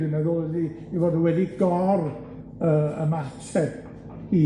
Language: Welsh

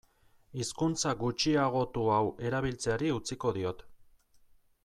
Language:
Basque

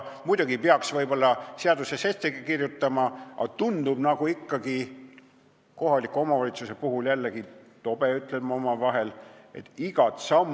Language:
Estonian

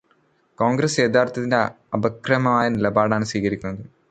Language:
Malayalam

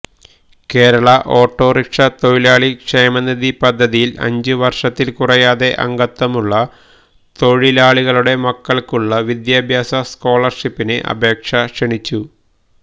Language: Malayalam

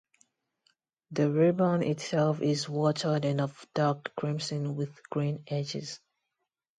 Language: English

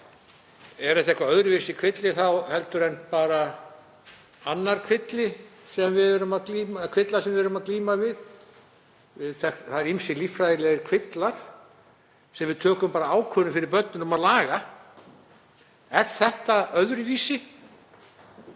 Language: Icelandic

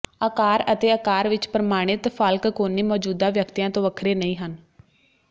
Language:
Punjabi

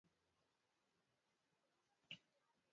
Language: Luo (Kenya and Tanzania)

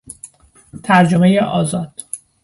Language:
Persian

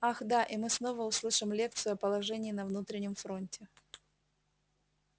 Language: Russian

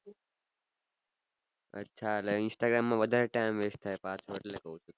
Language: Gujarati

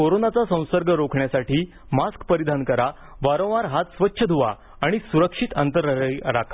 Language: Marathi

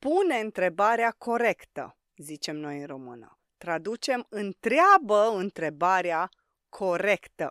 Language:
Romanian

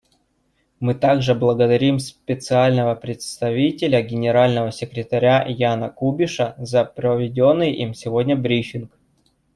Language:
Russian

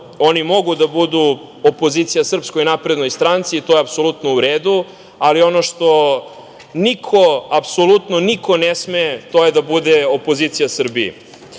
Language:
Serbian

